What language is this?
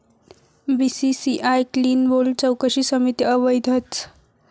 Marathi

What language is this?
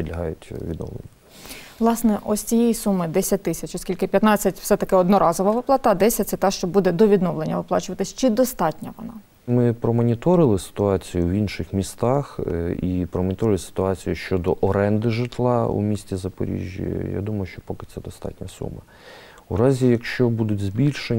Ukrainian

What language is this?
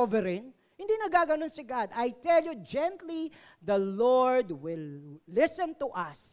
Filipino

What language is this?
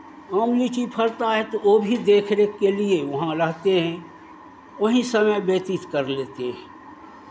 Hindi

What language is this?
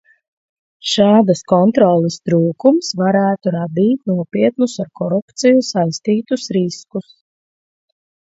Latvian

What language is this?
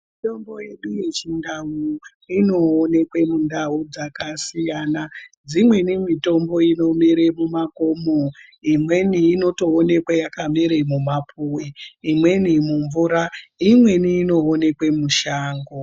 Ndau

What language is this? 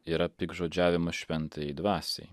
Lithuanian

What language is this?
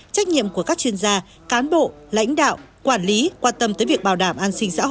Vietnamese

